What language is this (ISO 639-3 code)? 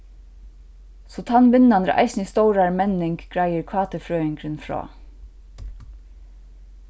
fao